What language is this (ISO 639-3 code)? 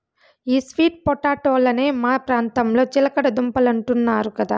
tel